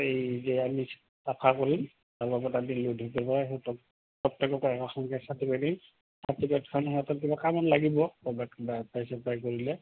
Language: Assamese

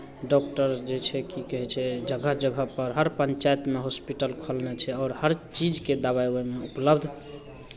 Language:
Maithili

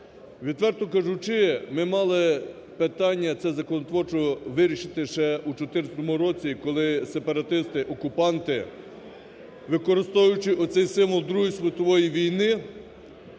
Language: Ukrainian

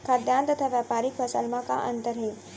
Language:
Chhattisgarhi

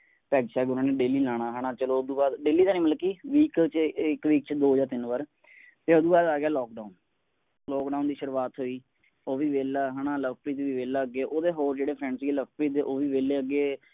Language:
Punjabi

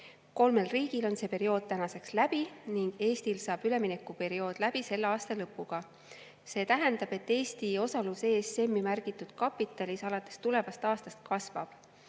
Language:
Estonian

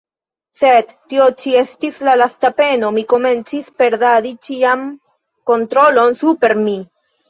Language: Esperanto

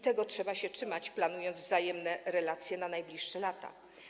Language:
Polish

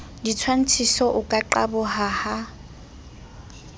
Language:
Southern Sotho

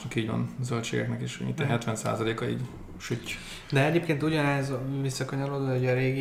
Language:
Hungarian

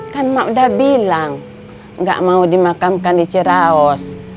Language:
Indonesian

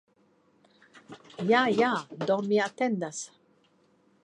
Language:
Esperanto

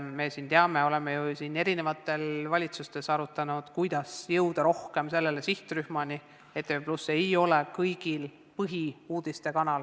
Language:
Estonian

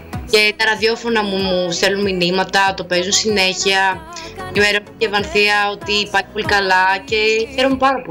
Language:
Greek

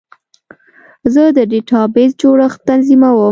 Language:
Pashto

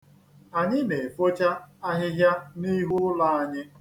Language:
Igbo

